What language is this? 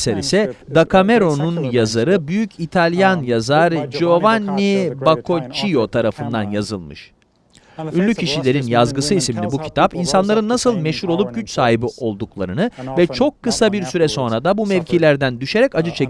Turkish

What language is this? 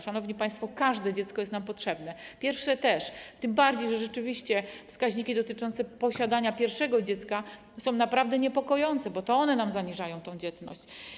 Polish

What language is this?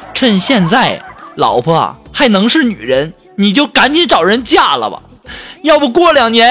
Chinese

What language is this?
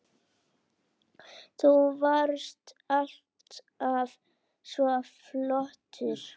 Icelandic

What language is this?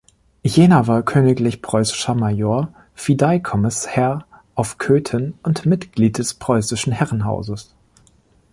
German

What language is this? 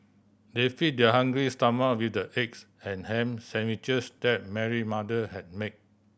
English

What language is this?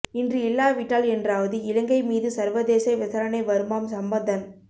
Tamil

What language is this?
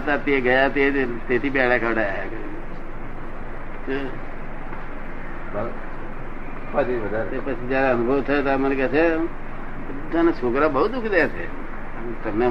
Gujarati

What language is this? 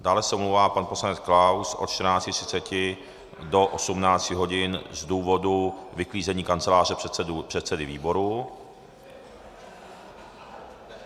Czech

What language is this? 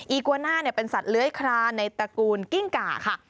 Thai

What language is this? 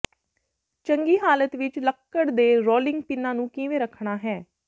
Punjabi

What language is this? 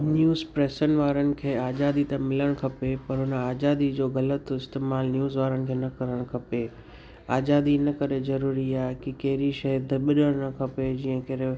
Sindhi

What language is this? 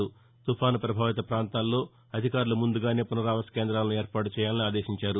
Telugu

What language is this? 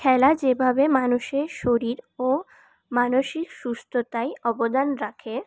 Bangla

